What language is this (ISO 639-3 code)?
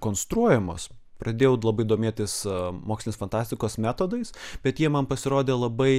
lit